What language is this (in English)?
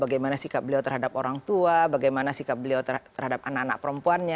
Indonesian